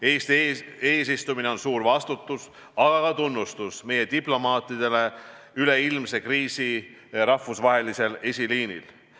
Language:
Estonian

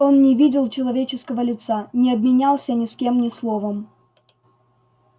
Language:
Russian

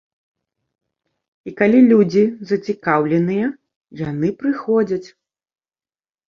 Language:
Belarusian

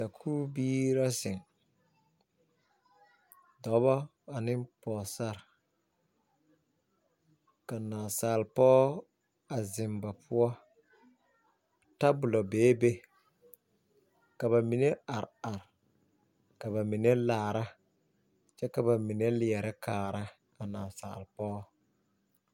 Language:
Southern Dagaare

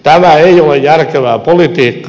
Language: Finnish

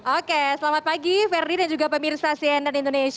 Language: Indonesian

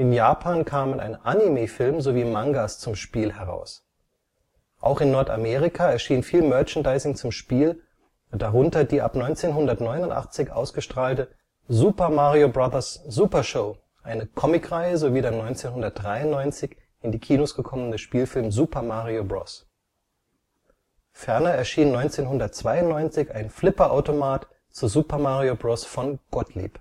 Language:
German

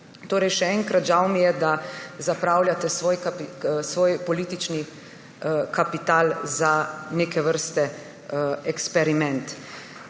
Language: Slovenian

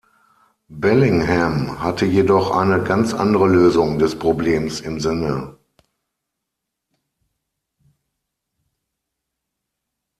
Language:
German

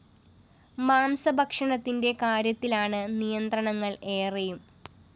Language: Malayalam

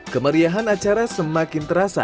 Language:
Indonesian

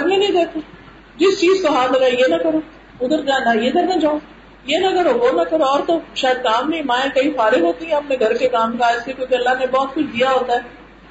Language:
Urdu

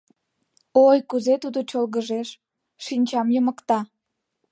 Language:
Mari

